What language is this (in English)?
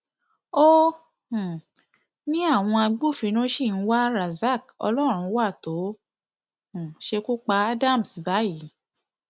Yoruba